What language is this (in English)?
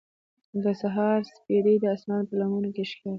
Pashto